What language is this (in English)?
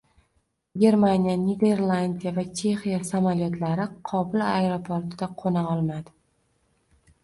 Uzbek